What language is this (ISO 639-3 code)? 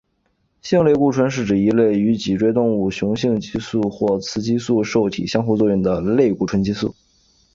zho